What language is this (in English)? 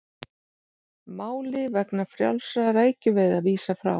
Icelandic